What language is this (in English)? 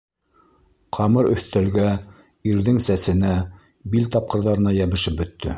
Bashkir